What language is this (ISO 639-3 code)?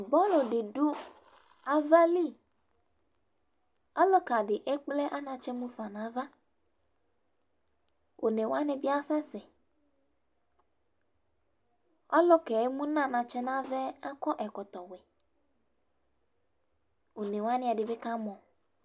kpo